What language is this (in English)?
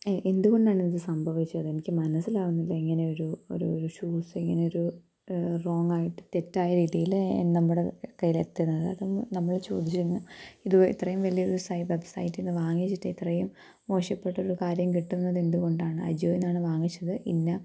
Malayalam